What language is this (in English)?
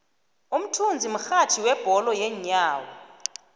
South Ndebele